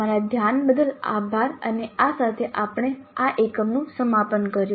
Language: Gujarati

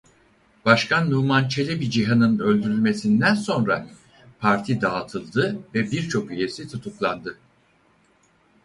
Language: Turkish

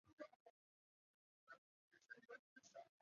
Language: Chinese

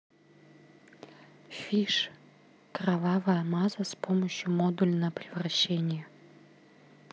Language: Russian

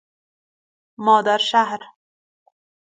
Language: Persian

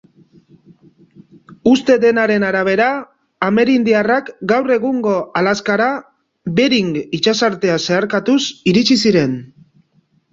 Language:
Basque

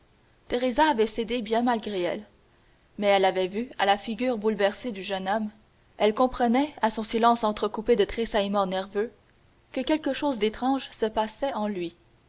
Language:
French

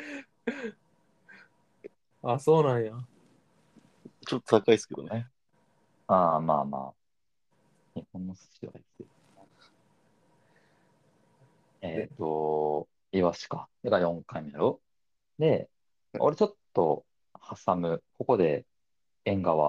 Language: Japanese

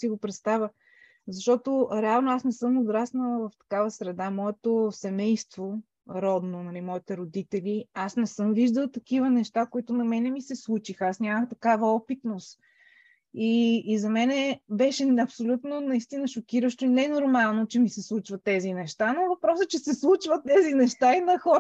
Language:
Bulgarian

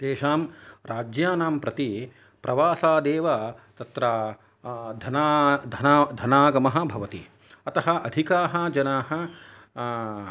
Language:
Sanskrit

